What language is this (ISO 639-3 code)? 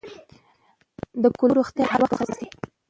pus